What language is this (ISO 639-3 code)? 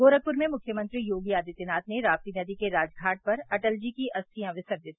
hin